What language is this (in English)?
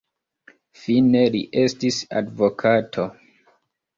Esperanto